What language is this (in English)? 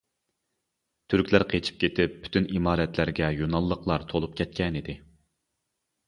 Uyghur